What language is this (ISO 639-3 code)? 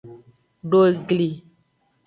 ajg